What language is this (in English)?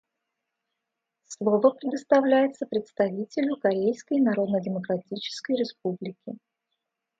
Russian